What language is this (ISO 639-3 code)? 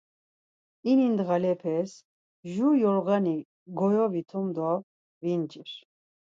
lzz